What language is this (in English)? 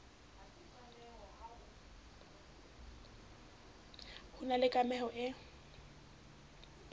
Southern Sotho